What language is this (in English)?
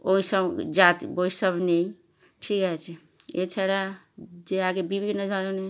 Bangla